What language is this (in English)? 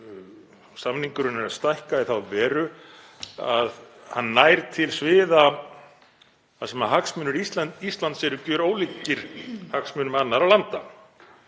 Icelandic